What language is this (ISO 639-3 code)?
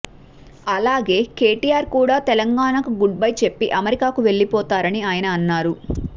tel